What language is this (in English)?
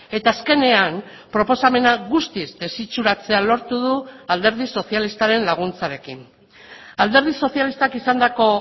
Basque